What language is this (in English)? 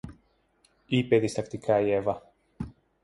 Greek